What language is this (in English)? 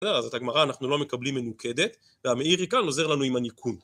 Hebrew